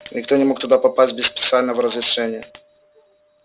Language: Russian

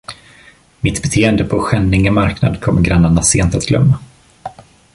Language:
Swedish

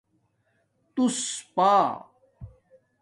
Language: Domaaki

